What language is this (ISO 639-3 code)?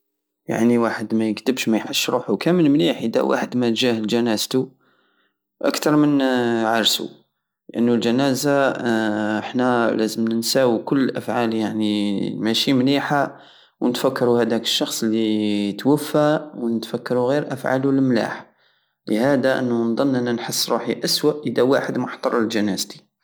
aao